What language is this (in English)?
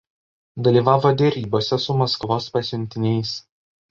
Lithuanian